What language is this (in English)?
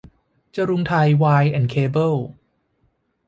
Thai